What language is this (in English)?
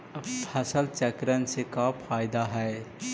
Magahi